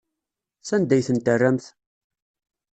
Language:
Kabyle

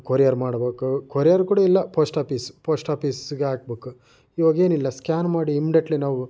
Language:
Kannada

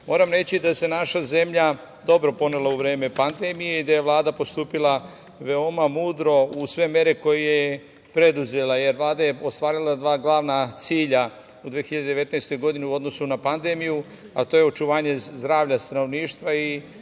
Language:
Serbian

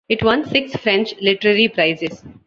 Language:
English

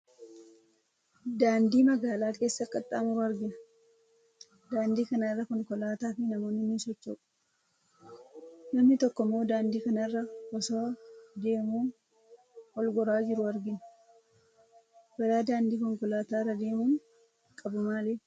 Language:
Oromo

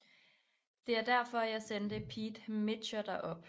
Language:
Danish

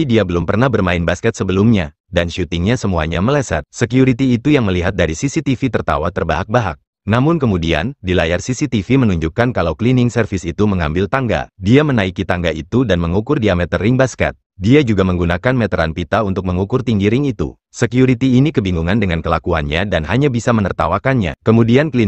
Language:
Indonesian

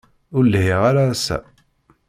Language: Kabyle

